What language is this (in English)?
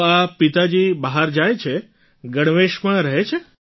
Gujarati